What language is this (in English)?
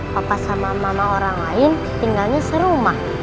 Indonesian